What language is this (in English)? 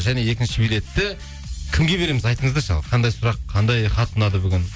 Kazakh